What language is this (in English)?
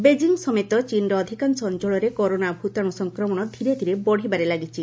Odia